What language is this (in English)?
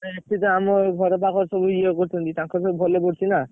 Odia